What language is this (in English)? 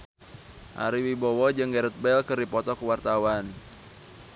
Sundanese